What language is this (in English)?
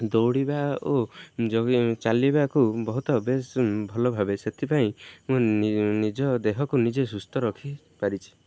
Odia